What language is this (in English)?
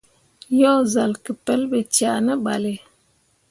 Mundang